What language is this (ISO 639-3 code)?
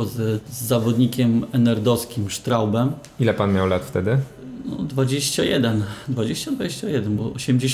pol